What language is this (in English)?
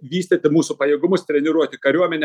Lithuanian